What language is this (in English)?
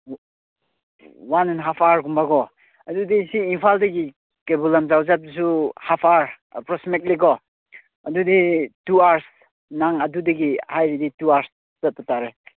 Manipuri